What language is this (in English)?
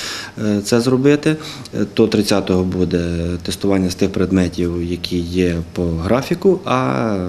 Ukrainian